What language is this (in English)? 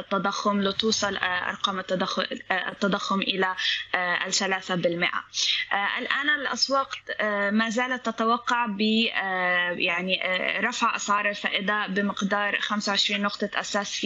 Arabic